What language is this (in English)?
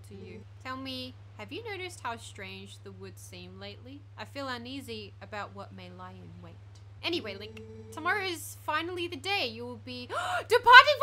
English